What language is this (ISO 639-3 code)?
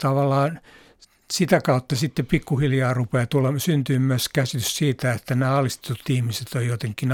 fin